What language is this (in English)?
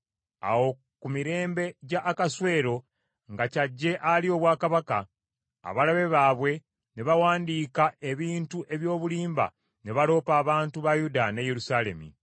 Ganda